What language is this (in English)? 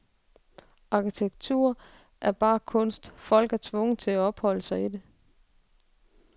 Danish